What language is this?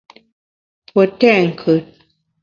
Bamun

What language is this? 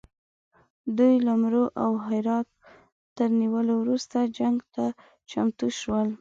Pashto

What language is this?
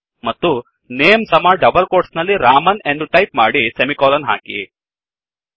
Kannada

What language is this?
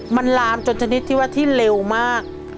Thai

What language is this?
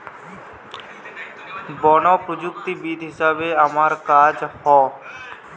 Bangla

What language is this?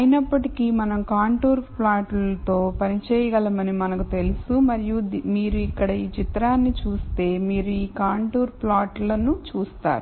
Telugu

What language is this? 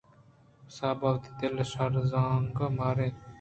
Eastern Balochi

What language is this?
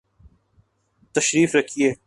Urdu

